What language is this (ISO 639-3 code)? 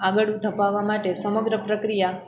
guj